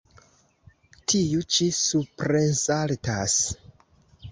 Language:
Esperanto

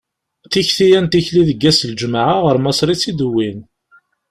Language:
Kabyle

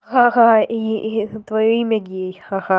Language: Russian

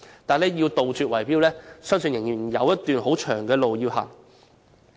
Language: Cantonese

